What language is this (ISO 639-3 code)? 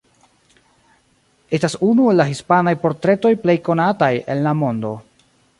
epo